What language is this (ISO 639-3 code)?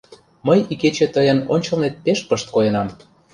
chm